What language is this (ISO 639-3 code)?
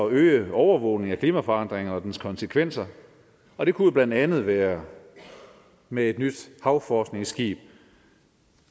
dan